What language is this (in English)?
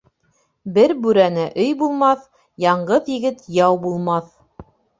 Bashkir